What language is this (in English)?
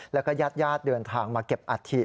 Thai